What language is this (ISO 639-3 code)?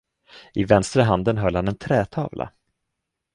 swe